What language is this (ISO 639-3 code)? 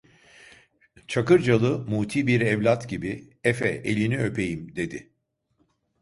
tur